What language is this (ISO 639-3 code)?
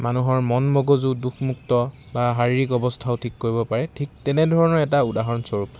asm